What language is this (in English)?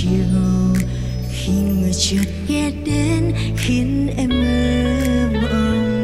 Vietnamese